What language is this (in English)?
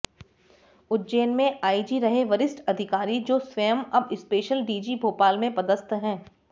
Hindi